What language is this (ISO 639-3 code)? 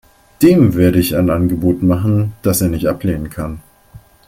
deu